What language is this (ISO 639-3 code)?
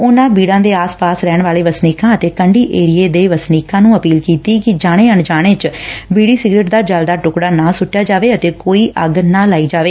pan